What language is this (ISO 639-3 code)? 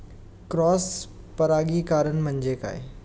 mar